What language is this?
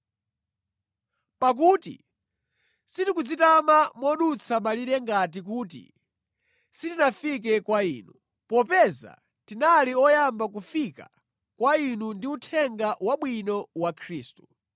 Nyanja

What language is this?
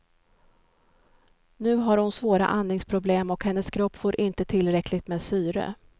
Swedish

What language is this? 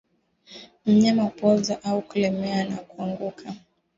Swahili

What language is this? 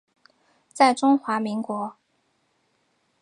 Chinese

